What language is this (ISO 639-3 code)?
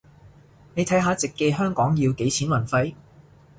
yue